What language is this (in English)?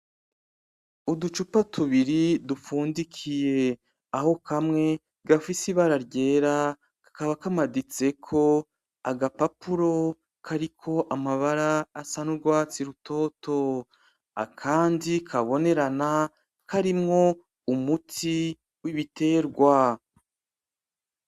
Rundi